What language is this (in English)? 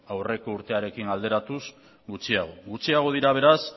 Basque